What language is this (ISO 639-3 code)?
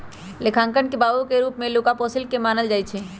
mag